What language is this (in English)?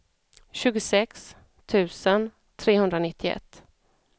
Swedish